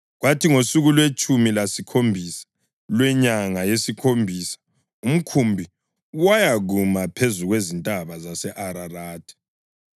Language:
North Ndebele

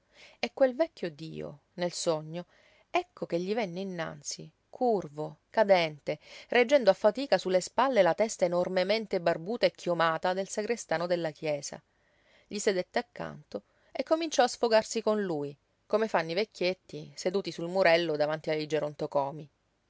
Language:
Italian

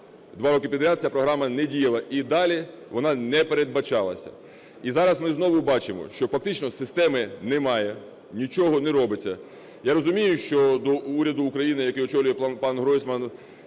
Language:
Ukrainian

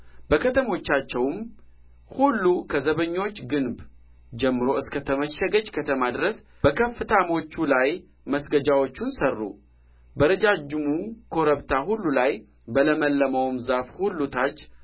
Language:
Amharic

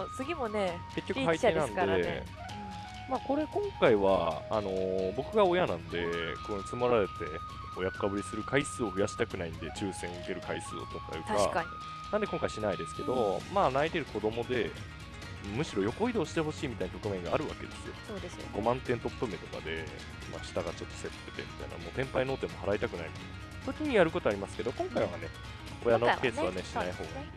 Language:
Japanese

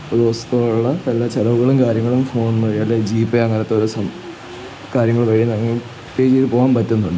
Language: Malayalam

